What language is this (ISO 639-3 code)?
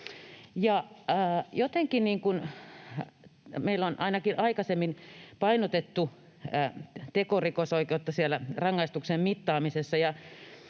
fin